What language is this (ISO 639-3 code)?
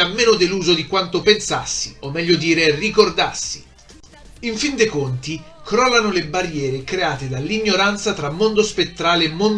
ita